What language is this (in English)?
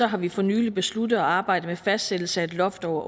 Danish